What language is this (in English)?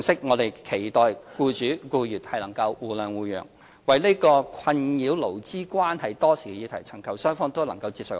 Cantonese